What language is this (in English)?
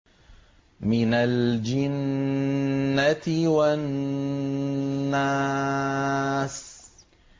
Arabic